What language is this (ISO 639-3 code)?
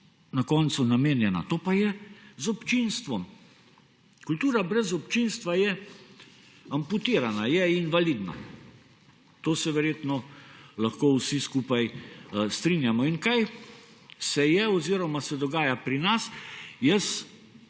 slv